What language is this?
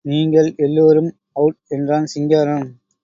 Tamil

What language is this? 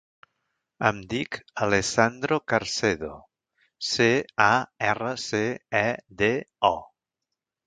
Catalan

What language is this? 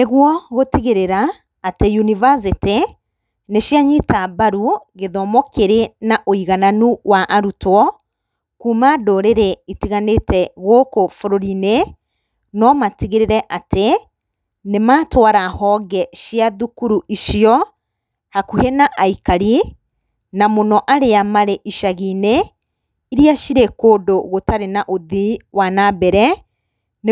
Kikuyu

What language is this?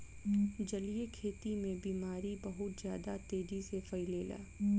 Bhojpuri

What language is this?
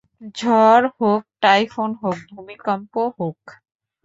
Bangla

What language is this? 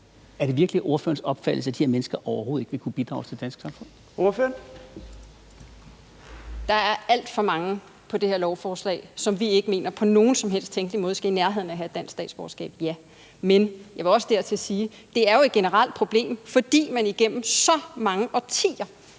Danish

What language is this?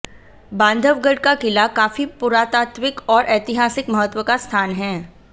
Hindi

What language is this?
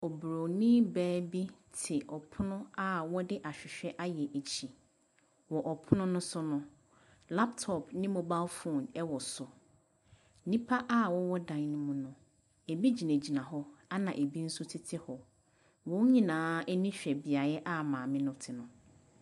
Akan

